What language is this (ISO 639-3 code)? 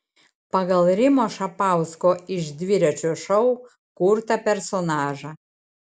lit